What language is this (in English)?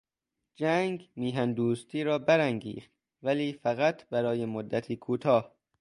Persian